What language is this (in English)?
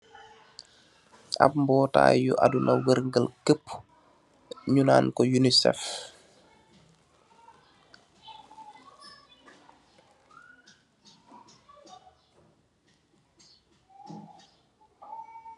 Wolof